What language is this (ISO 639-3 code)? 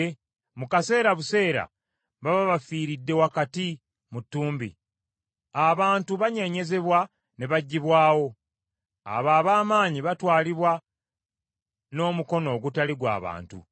lug